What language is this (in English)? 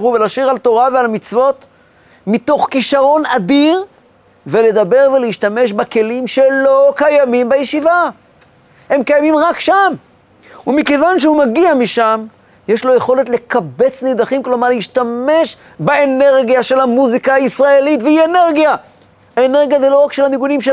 Hebrew